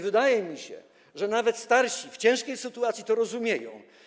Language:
Polish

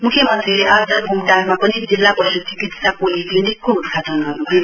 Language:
Nepali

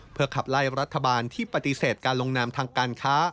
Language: Thai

